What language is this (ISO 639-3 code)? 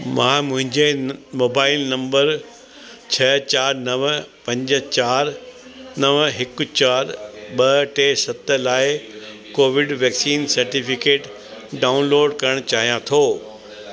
snd